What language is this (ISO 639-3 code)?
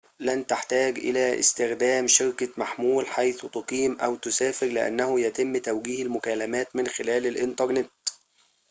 ara